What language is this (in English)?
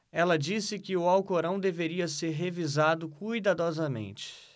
Portuguese